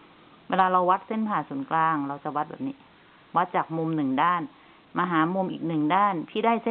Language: Thai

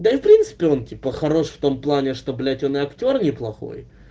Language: Russian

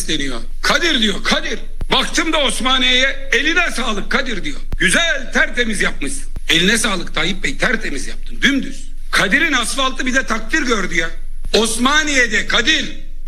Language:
Turkish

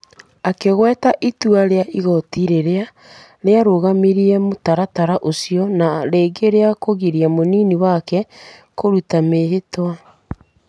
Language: Kikuyu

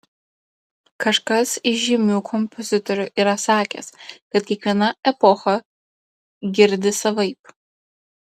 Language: Lithuanian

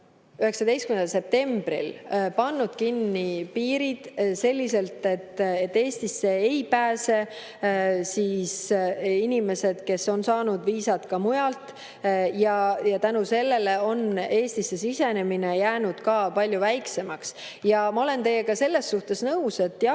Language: Estonian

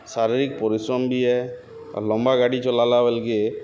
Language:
Odia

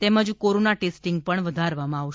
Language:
Gujarati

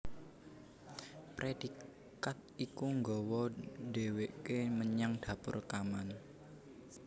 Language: Javanese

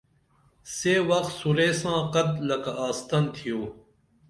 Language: Dameli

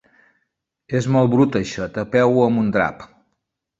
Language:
Catalan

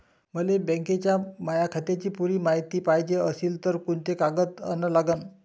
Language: Marathi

